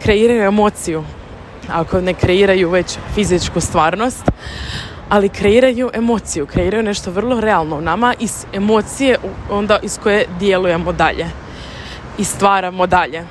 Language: Croatian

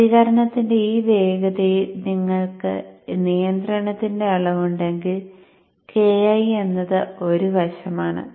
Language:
Malayalam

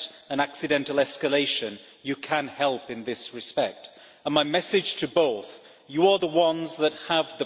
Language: English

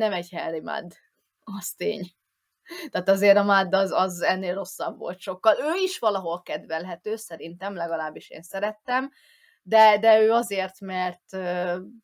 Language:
Hungarian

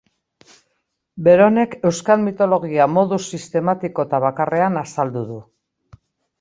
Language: Basque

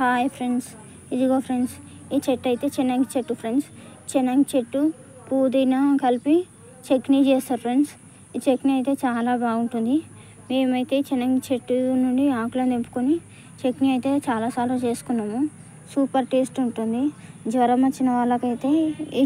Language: Telugu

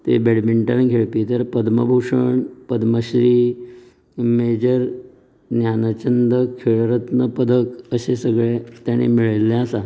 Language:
Konkani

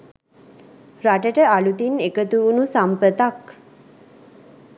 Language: Sinhala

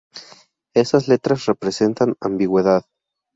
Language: Spanish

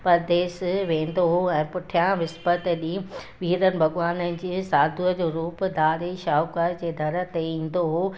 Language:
Sindhi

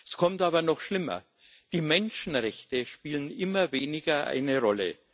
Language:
German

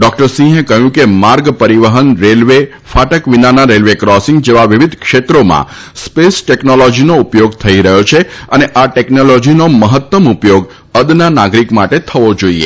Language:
Gujarati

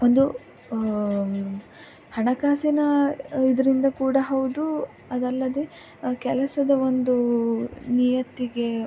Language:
Kannada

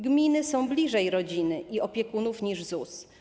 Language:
Polish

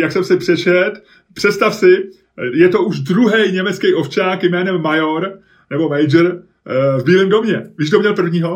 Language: Czech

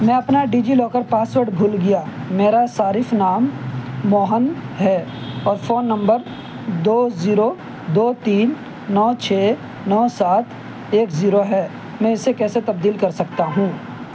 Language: Urdu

